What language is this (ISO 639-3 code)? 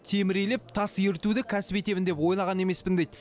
kaz